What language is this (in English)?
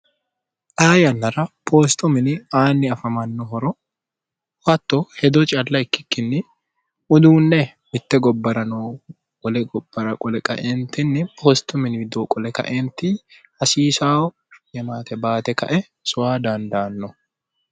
Sidamo